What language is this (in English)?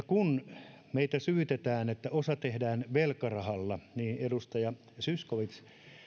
Finnish